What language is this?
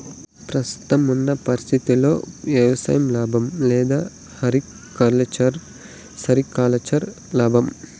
Telugu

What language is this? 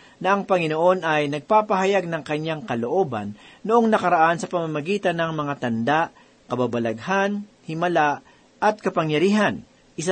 Filipino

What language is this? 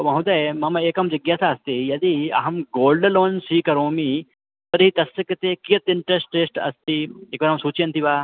Sanskrit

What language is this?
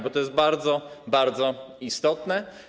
Polish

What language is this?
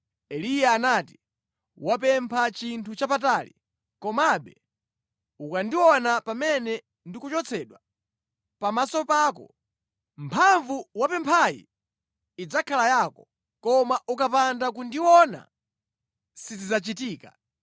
Nyanja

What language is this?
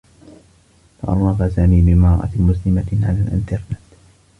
Arabic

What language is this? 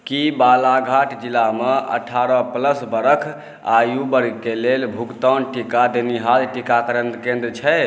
Maithili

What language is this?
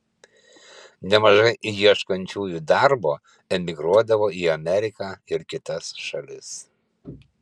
Lithuanian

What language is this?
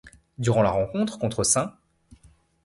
French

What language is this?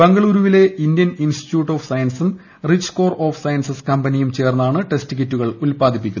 Malayalam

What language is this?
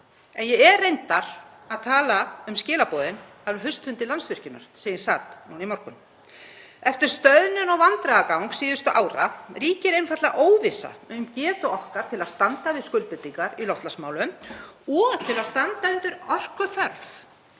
Icelandic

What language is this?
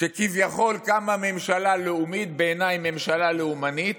Hebrew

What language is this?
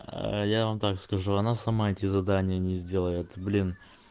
Russian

